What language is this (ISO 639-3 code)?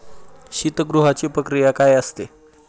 mar